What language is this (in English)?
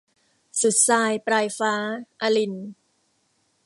Thai